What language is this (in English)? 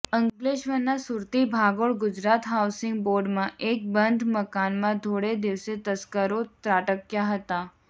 Gujarati